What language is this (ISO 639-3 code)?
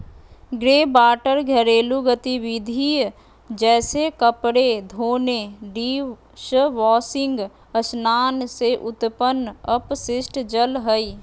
mag